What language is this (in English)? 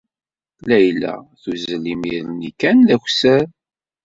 Kabyle